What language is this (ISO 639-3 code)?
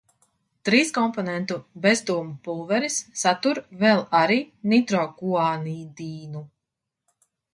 lav